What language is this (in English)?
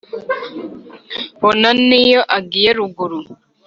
Kinyarwanda